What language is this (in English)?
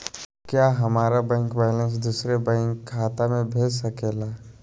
Magahi